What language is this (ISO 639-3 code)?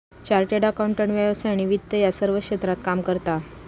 mar